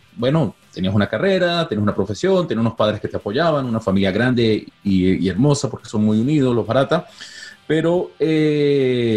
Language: Spanish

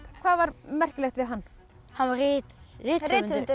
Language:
Icelandic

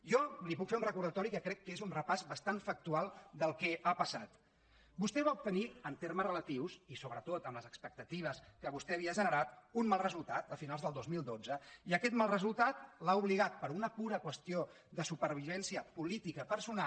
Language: Catalan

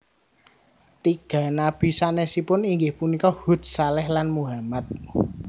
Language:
Javanese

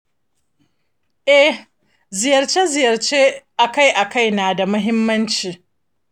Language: Hausa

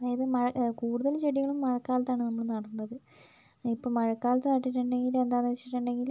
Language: Malayalam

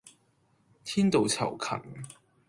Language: Cantonese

